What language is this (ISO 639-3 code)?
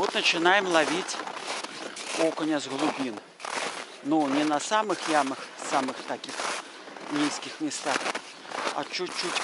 rus